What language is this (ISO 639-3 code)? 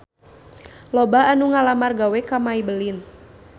sun